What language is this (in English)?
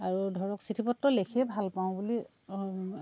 Assamese